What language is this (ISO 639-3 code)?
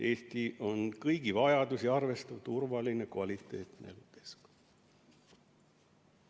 est